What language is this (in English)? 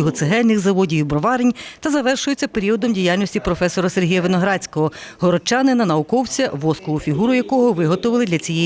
Ukrainian